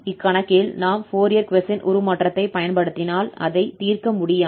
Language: Tamil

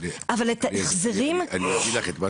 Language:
Hebrew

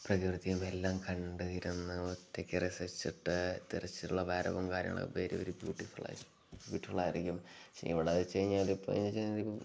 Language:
Malayalam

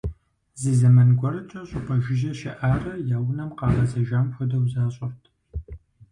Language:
Kabardian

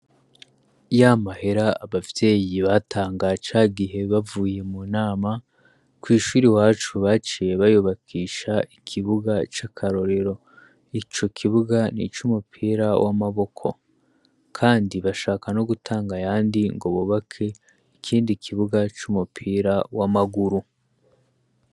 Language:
Rundi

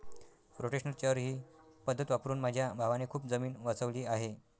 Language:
Marathi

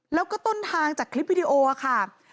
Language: Thai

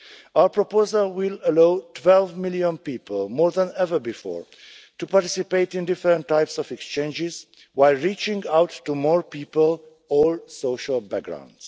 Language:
English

